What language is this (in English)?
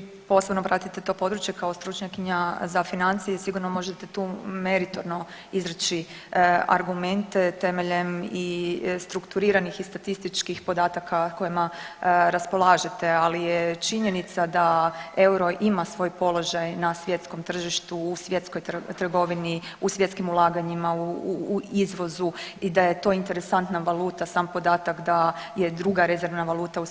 Croatian